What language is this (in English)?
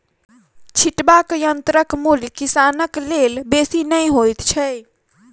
Maithili